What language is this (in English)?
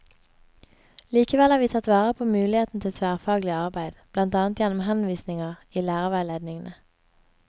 Norwegian